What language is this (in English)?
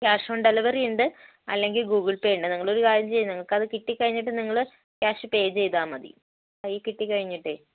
Malayalam